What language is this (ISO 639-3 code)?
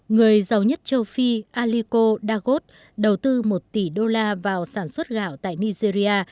vie